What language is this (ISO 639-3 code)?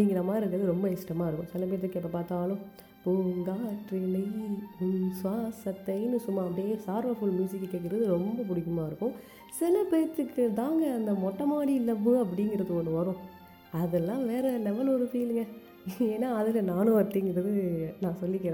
tam